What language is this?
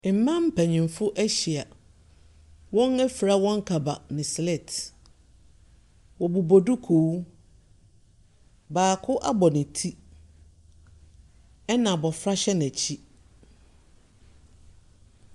Akan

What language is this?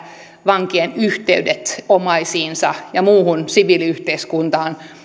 Finnish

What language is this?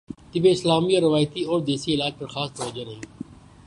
Urdu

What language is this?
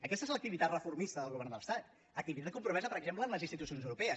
Catalan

